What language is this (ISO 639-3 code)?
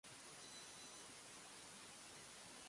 jpn